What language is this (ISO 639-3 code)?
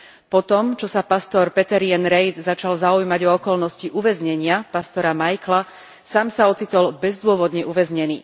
slk